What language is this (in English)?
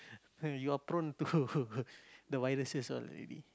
English